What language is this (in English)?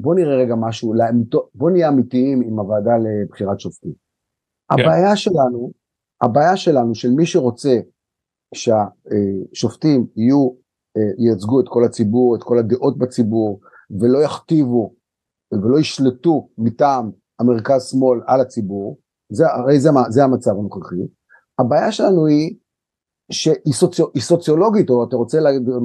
Hebrew